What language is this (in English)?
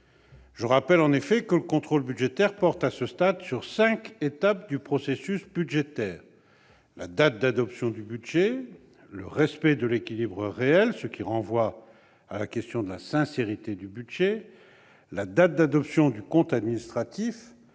French